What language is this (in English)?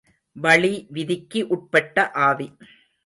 Tamil